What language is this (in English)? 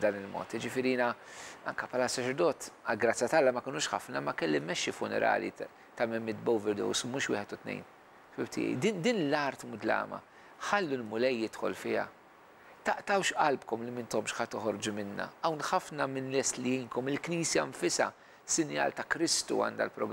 Arabic